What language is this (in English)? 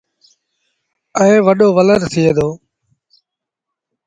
Sindhi Bhil